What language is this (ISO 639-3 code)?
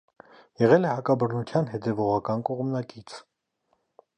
hye